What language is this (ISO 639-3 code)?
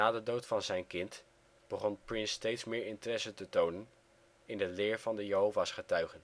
nld